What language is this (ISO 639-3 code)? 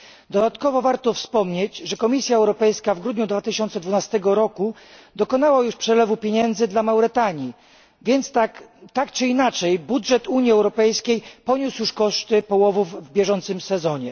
pol